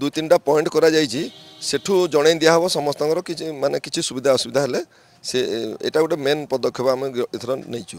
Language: Hindi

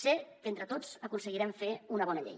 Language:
Catalan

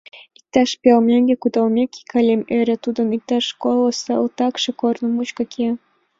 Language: Mari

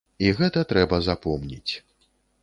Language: Belarusian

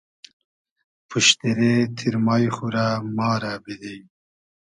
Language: Hazaragi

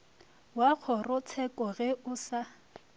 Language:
Northern Sotho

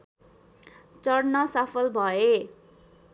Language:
Nepali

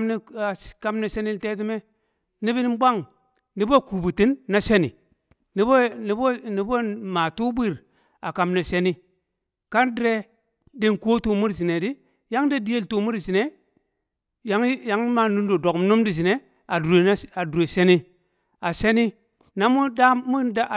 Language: Kamo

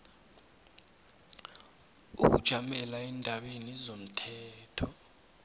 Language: South Ndebele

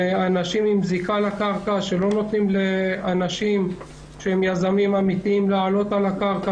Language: Hebrew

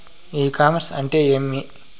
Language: Telugu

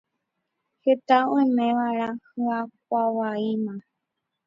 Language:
Guarani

